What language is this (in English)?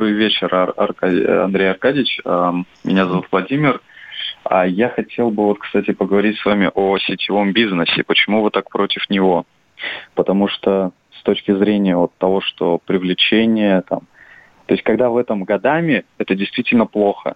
Russian